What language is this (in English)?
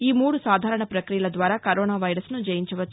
Telugu